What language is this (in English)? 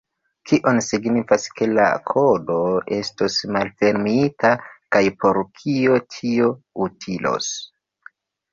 Esperanto